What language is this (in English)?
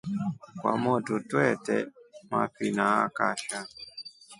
Rombo